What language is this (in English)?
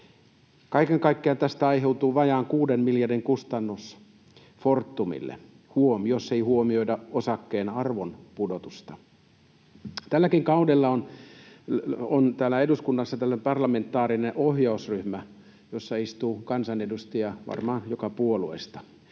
Finnish